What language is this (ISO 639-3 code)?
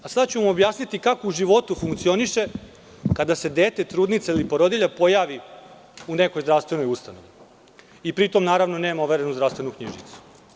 srp